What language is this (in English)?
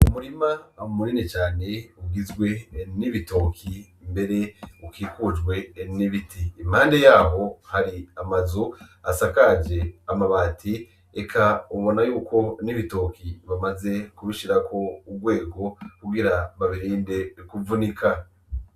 Rundi